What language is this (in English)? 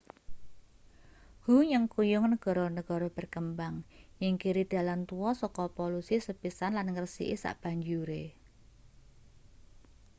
Javanese